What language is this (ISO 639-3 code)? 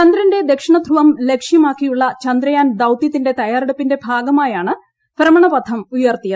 mal